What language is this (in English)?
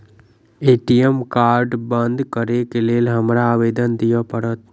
Maithili